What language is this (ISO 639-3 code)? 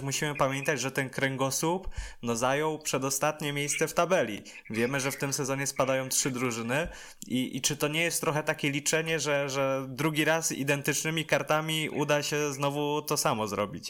pol